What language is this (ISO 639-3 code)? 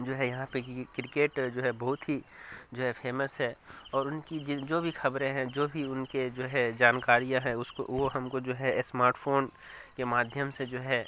urd